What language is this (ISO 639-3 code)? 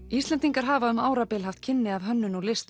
isl